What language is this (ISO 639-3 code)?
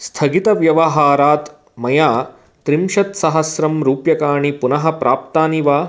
san